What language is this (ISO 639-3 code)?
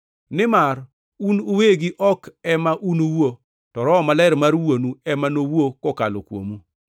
luo